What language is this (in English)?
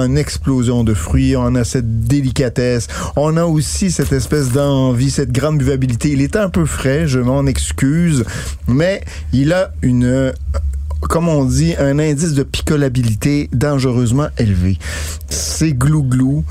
French